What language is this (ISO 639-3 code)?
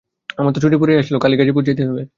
ben